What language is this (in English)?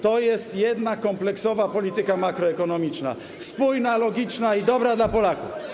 Polish